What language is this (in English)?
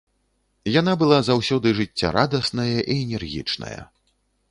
Belarusian